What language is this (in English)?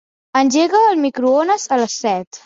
Catalan